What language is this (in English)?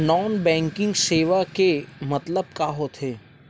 Chhattisgarhi